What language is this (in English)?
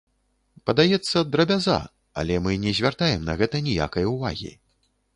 Belarusian